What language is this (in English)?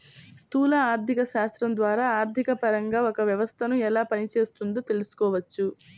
Telugu